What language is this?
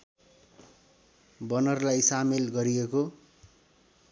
Nepali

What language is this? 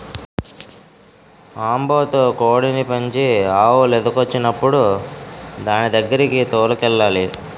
Telugu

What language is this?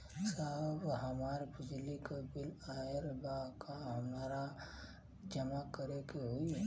Bhojpuri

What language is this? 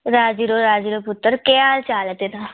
Dogri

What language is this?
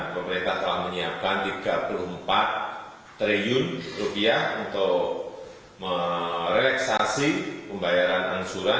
Indonesian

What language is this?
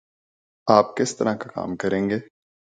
Urdu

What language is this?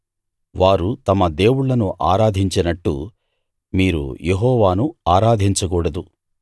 Telugu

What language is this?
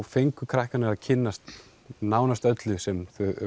Icelandic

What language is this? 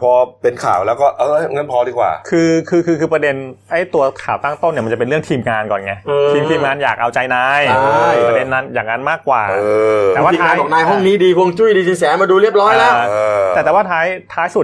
Thai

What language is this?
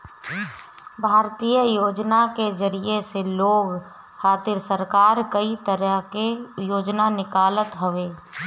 Bhojpuri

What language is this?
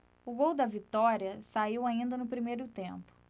Portuguese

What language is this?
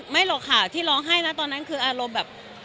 Thai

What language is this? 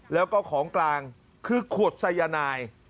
Thai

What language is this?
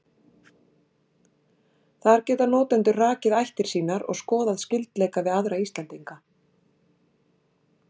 Icelandic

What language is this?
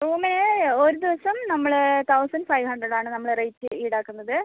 Malayalam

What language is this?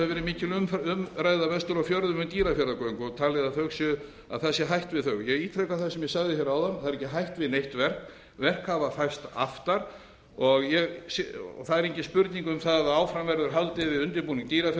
Icelandic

